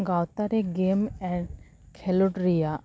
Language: Santali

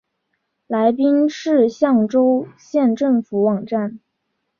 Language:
Chinese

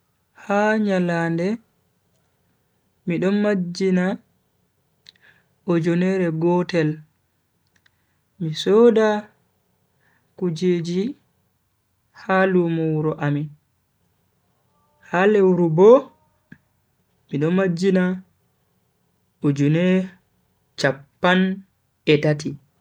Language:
Bagirmi Fulfulde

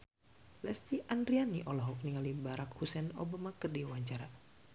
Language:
Sundanese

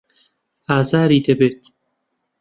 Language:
Central Kurdish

